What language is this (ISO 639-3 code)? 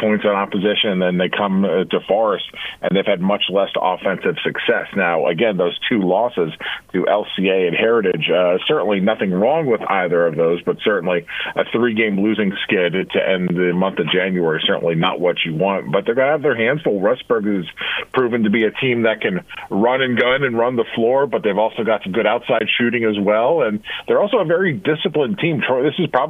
eng